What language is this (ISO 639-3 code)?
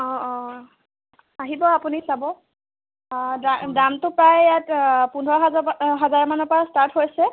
asm